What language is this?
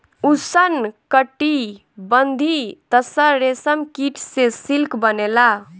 Bhojpuri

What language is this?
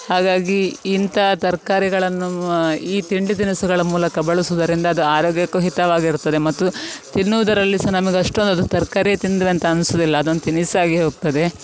Kannada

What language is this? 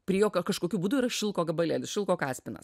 Lithuanian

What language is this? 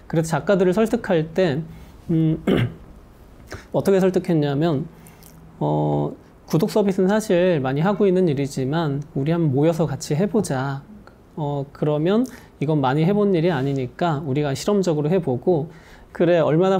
Korean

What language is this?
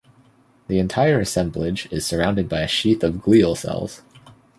English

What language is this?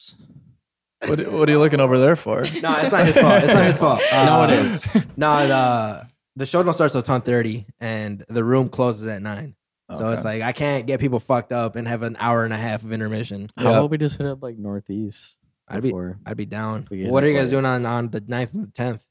English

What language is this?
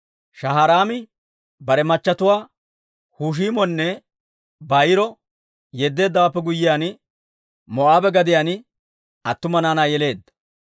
Dawro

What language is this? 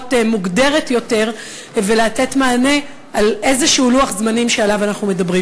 Hebrew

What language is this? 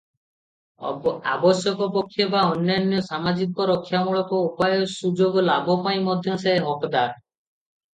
Odia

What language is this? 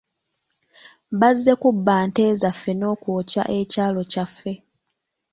Ganda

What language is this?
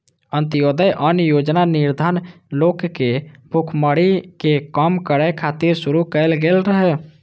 Maithili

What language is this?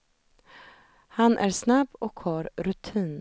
Swedish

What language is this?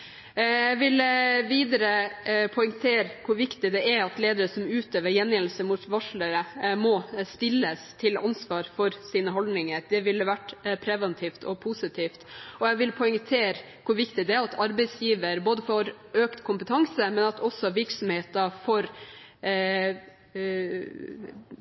Norwegian Bokmål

